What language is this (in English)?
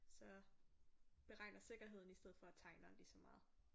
Danish